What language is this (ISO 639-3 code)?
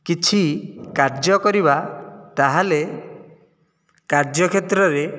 ori